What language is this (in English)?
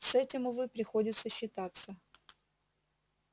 Russian